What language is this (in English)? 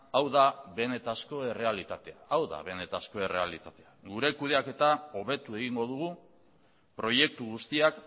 Basque